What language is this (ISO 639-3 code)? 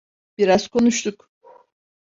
tur